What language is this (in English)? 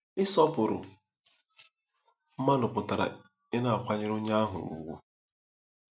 Igbo